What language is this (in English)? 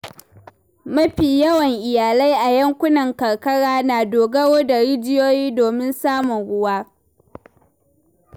Hausa